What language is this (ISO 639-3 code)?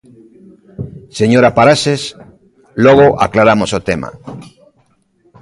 glg